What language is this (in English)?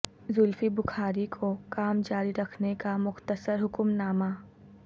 Urdu